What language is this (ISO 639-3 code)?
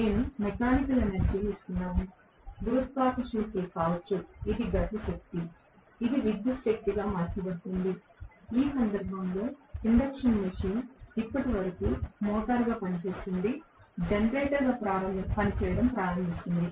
tel